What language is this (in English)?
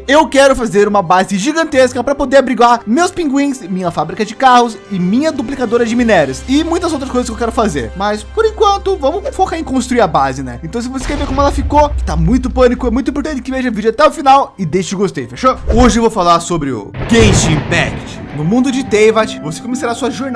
Portuguese